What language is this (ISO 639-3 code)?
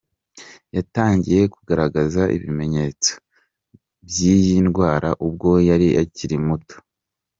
kin